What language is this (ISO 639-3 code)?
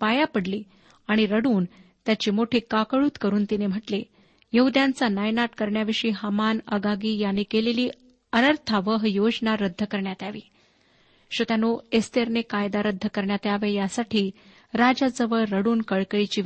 mar